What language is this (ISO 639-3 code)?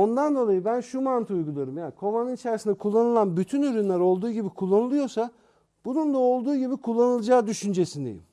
tur